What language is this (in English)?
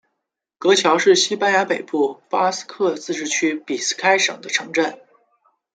Chinese